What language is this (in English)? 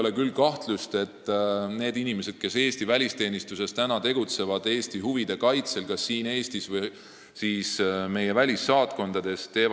Estonian